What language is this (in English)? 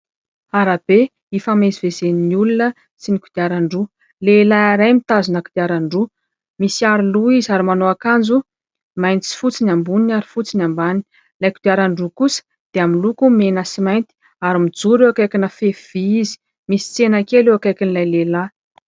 Malagasy